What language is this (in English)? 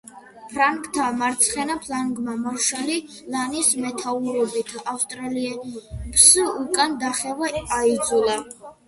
Georgian